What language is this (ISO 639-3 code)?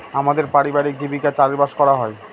ben